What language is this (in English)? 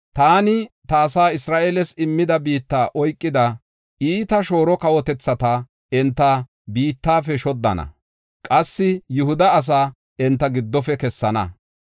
Gofa